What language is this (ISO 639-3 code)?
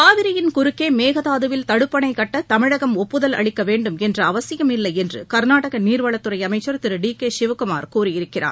tam